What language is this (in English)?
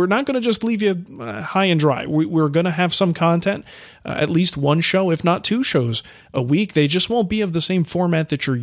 English